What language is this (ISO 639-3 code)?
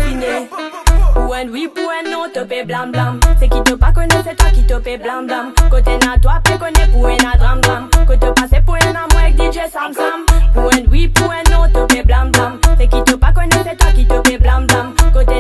ron